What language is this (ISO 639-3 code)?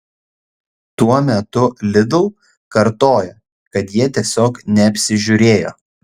lit